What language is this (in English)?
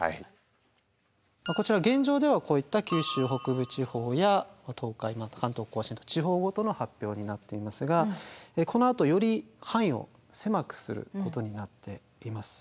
Japanese